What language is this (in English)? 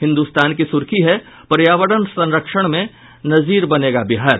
Hindi